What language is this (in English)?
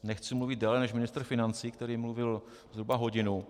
Czech